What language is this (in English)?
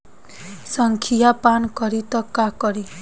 Bhojpuri